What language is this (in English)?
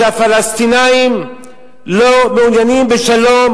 Hebrew